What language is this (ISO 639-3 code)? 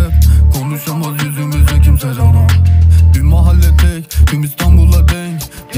tur